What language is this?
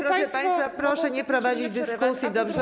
Polish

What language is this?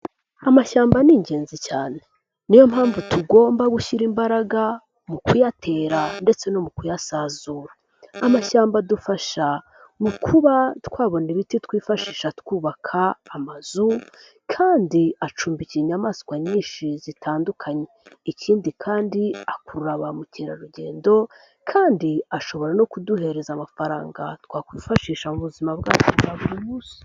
Kinyarwanda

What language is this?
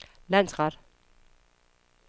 Danish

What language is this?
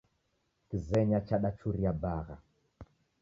Taita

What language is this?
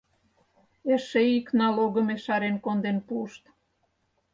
Mari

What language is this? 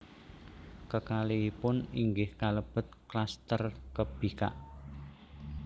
Javanese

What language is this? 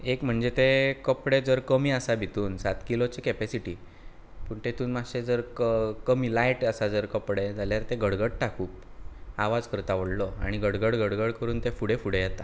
Konkani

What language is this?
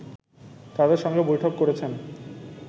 Bangla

